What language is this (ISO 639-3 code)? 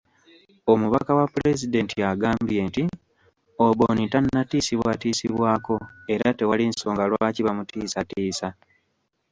lug